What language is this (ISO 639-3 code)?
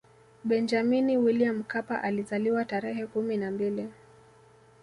swa